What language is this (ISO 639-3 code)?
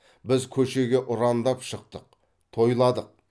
kaz